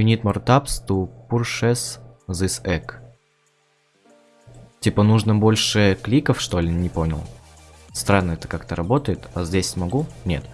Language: Russian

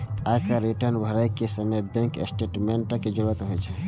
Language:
Maithili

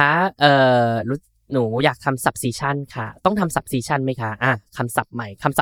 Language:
Thai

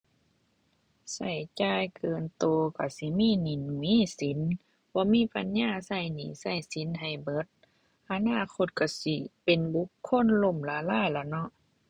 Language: Thai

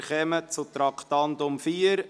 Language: Swiss German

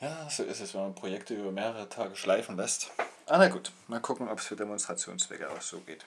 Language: German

